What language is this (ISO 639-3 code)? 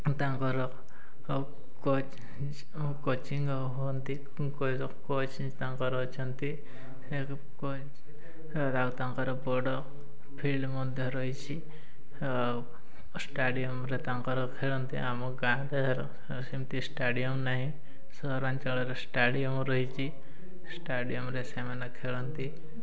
ori